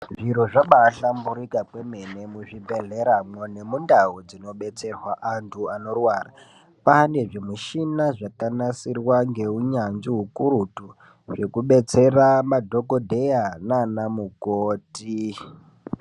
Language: Ndau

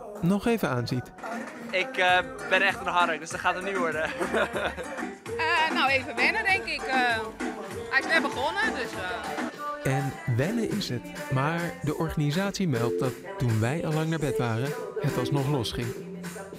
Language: Dutch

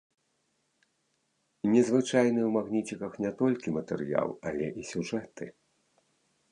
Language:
Belarusian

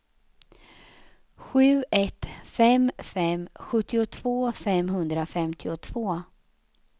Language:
Swedish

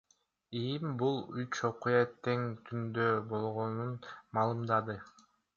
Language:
Kyrgyz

